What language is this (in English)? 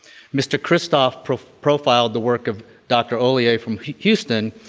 English